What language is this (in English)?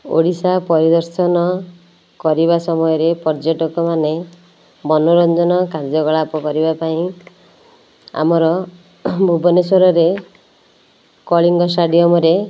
Odia